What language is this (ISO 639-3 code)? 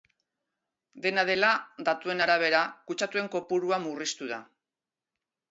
eus